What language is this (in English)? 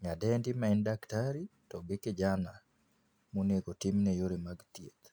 Luo (Kenya and Tanzania)